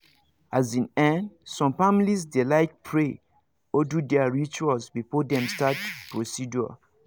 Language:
Nigerian Pidgin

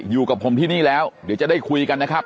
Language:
Thai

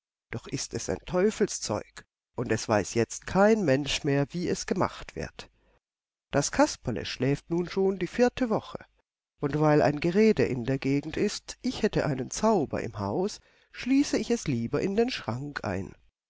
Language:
German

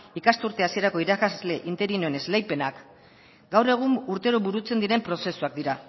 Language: Basque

